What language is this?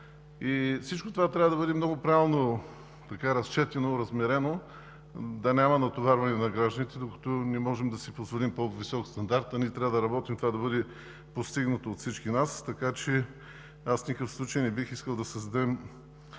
Bulgarian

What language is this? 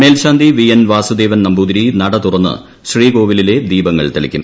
Malayalam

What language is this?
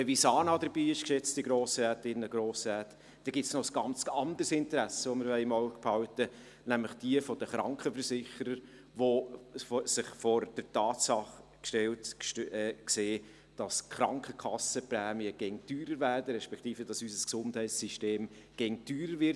Swiss German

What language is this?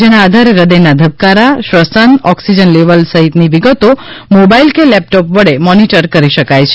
Gujarati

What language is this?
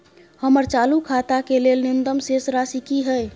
Maithili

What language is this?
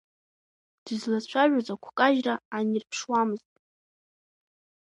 Abkhazian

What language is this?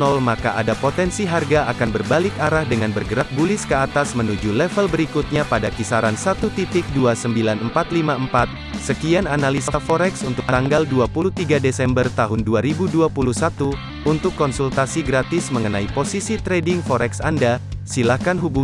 Indonesian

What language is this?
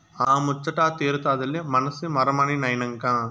Telugu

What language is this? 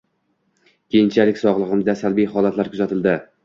Uzbek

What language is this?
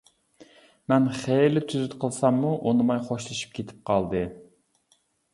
Uyghur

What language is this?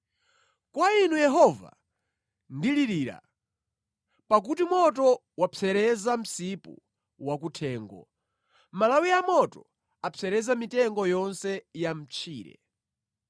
Nyanja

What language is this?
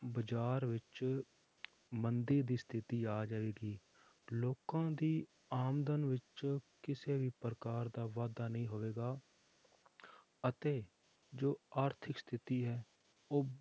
Punjabi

